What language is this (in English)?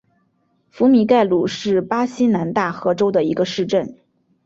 Chinese